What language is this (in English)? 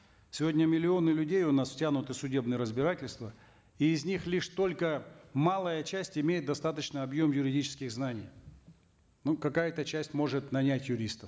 Kazakh